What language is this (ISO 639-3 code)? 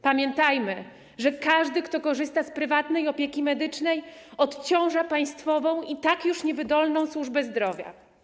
pol